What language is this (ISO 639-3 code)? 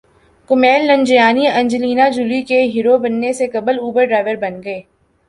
urd